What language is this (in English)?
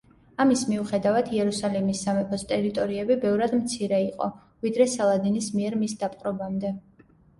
Georgian